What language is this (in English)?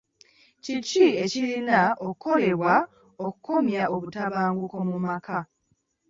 Ganda